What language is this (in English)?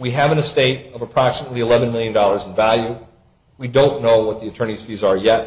English